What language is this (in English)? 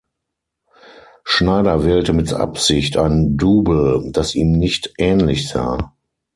German